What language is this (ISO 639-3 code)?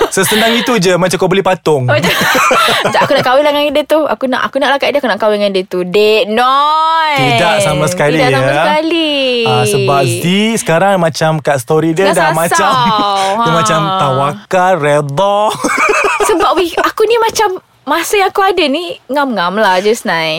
msa